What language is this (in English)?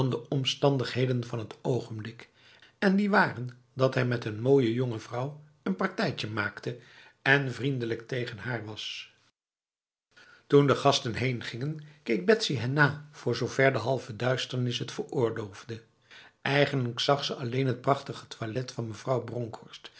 Dutch